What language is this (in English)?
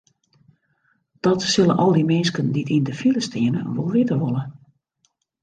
Western Frisian